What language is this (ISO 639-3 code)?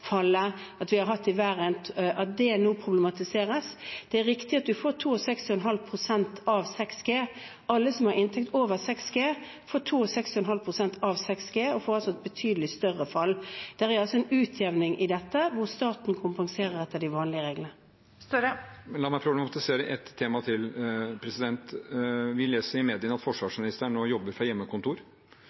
nor